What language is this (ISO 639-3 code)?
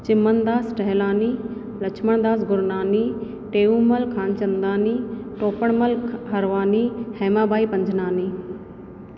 snd